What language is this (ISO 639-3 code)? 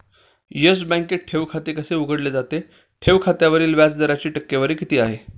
mar